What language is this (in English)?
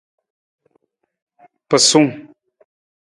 Nawdm